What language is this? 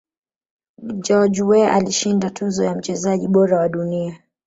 Swahili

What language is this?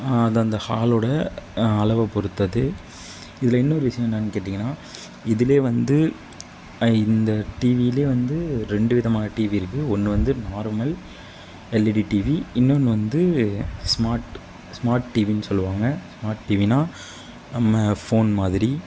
Tamil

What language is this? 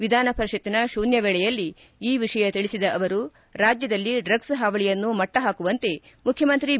Kannada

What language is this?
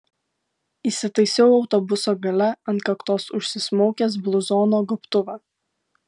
Lithuanian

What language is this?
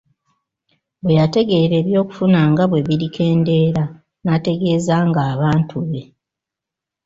Ganda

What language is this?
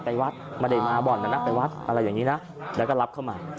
Thai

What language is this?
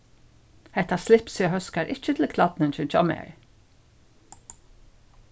Faroese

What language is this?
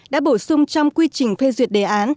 Vietnamese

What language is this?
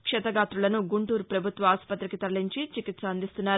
Telugu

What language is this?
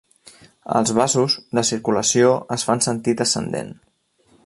Catalan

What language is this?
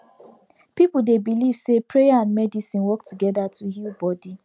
Nigerian Pidgin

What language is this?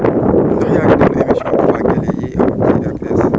Wolof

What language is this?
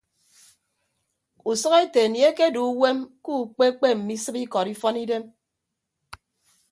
Ibibio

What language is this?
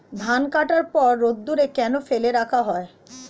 Bangla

